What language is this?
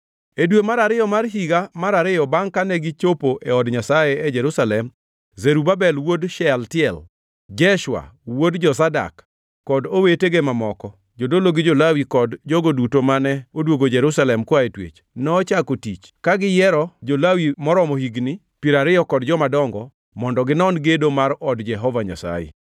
Luo (Kenya and Tanzania)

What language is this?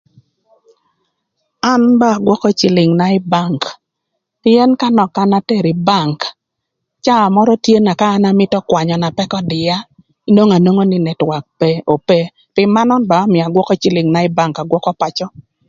Thur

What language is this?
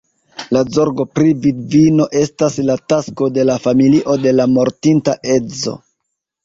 Esperanto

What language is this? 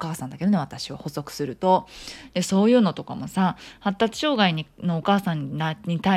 Japanese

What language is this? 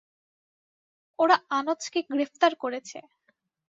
Bangla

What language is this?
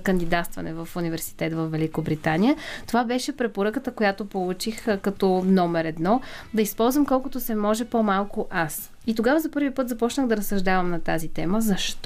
Bulgarian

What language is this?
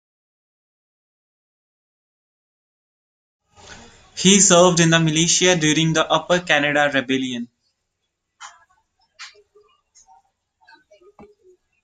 English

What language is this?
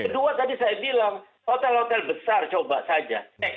Indonesian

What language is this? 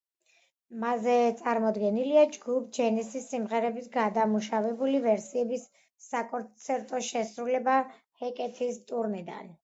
Georgian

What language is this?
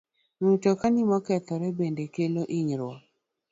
Luo (Kenya and Tanzania)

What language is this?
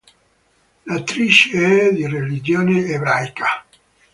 Italian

